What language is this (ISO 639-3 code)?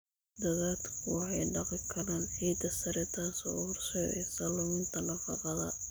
som